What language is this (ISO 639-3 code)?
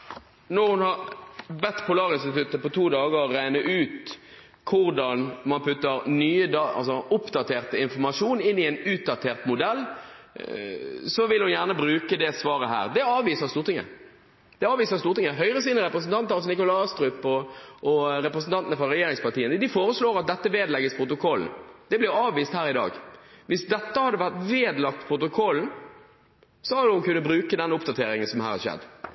nob